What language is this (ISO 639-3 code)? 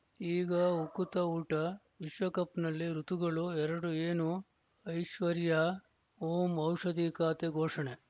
kan